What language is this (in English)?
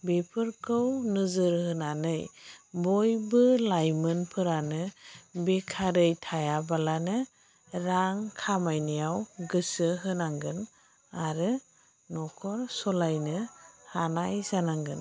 Bodo